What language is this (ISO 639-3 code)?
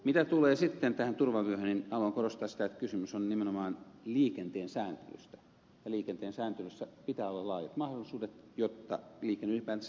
fin